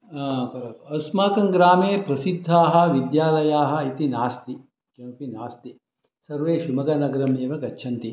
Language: Sanskrit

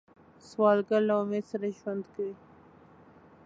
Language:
Pashto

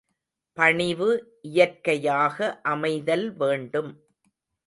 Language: Tamil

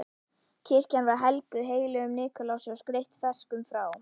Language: Icelandic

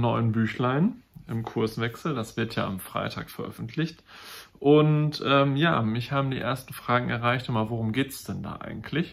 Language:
German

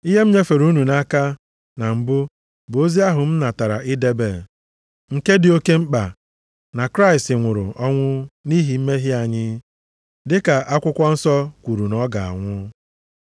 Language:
Igbo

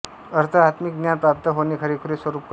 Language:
Marathi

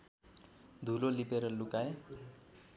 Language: Nepali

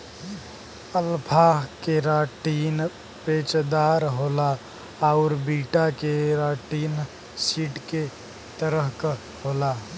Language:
Bhojpuri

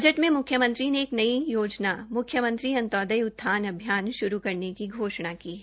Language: Hindi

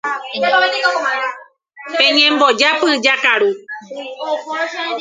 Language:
Guarani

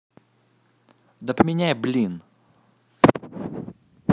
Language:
Russian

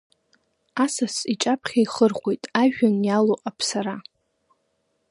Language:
Abkhazian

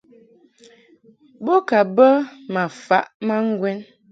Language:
Mungaka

